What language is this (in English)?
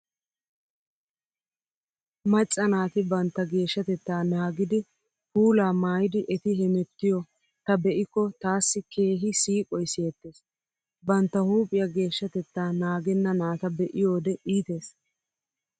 Wolaytta